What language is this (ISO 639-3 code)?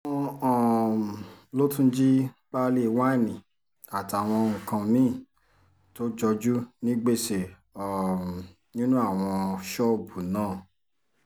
yor